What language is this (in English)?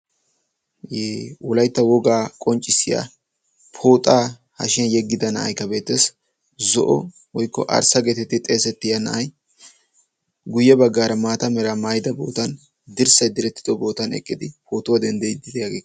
Wolaytta